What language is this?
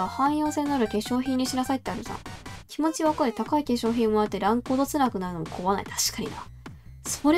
Japanese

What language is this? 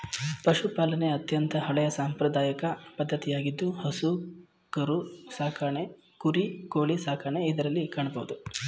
Kannada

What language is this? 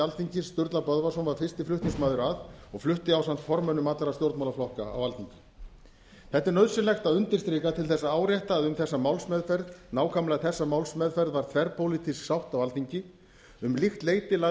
Icelandic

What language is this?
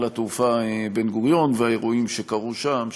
Hebrew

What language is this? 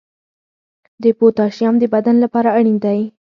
Pashto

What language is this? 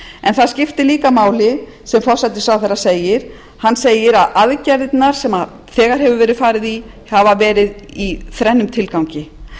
Icelandic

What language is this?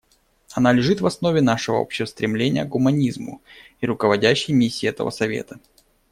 Russian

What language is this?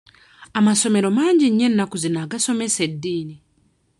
Ganda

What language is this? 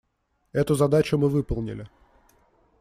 Russian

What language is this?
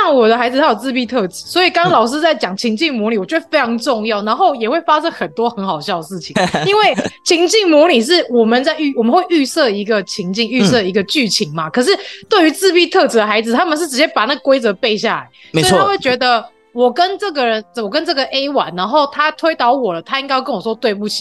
Chinese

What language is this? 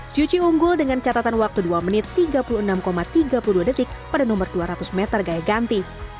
Indonesian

